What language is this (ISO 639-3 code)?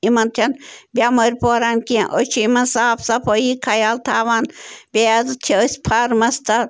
kas